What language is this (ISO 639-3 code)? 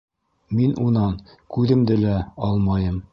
bak